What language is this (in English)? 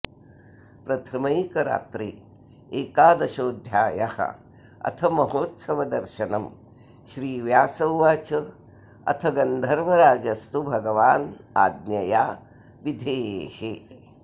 Sanskrit